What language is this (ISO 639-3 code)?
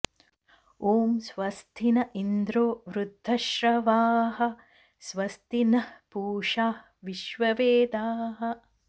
san